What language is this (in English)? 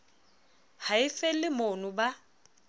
Southern Sotho